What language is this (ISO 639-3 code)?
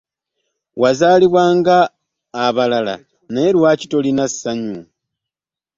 lug